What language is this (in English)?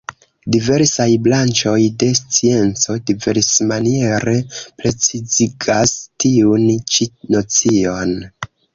Esperanto